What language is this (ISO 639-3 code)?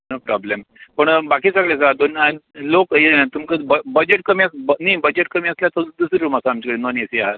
kok